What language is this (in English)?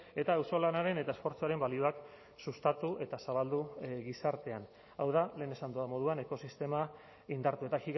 Basque